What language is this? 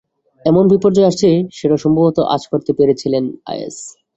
Bangla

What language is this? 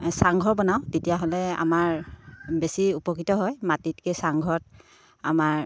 Assamese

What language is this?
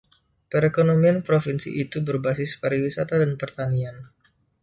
Indonesian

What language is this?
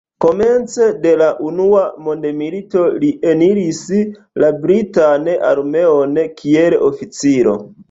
Esperanto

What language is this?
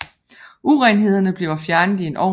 Danish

